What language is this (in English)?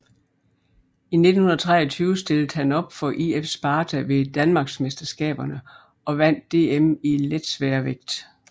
Danish